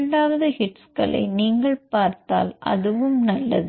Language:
Tamil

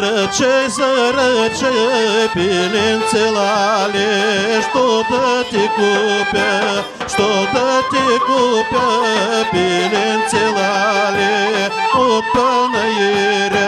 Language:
Bulgarian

